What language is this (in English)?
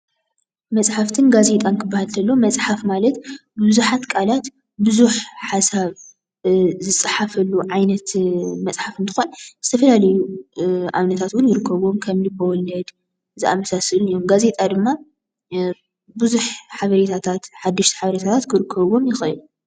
Tigrinya